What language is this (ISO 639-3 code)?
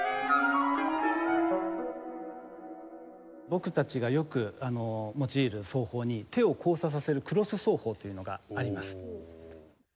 jpn